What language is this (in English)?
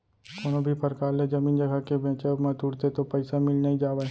Chhattisgarhi